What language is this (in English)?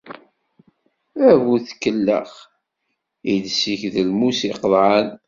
Kabyle